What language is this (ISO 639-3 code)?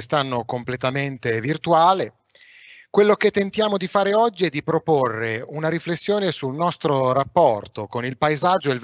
ita